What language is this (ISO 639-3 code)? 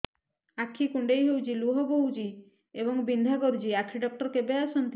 ori